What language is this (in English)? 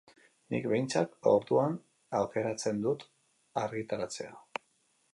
Basque